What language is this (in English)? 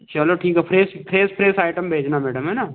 Hindi